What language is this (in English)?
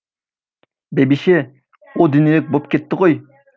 Kazakh